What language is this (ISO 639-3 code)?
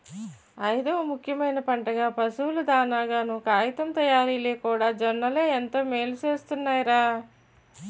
tel